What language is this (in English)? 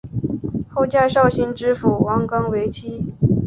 Chinese